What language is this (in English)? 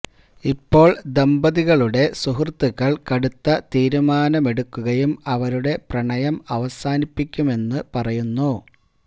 Malayalam